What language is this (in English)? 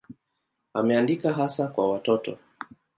Swahili